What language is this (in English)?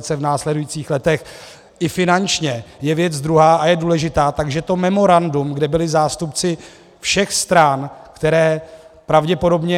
Czech